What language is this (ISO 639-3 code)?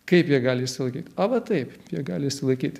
lit